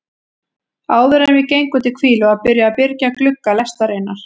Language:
Icelandic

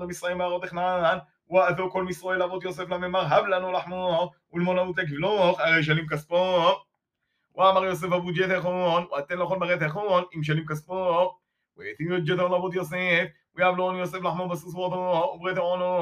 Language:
Hebrew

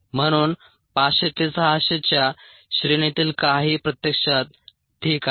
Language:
Marathi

